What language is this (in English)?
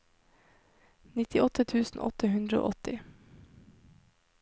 Norwegian